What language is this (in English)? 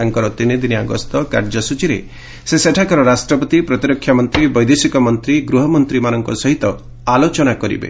Odia